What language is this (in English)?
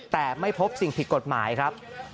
Thai